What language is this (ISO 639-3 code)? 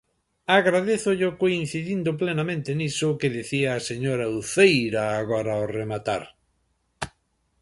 glg